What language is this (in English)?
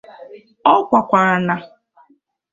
Igbo